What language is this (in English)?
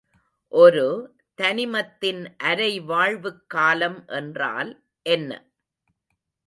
Tamil